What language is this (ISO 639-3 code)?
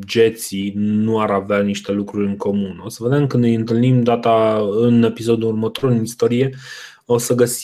ron